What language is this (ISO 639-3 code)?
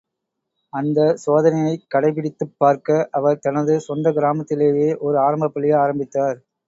tam